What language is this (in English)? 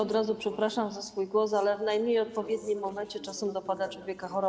Polish